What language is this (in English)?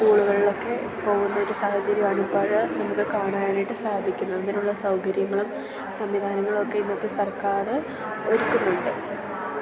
Malayalam